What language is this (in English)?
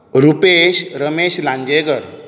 Konkani